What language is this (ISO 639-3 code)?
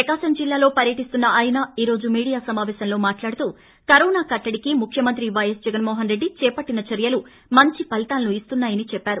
tel